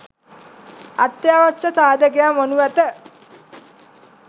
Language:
Sinhala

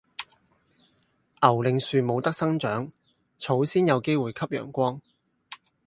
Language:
Cantonese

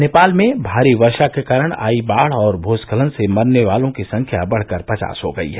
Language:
Hindi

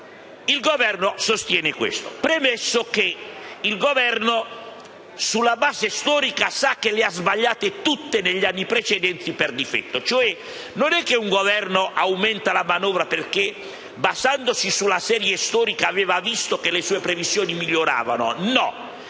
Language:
Italian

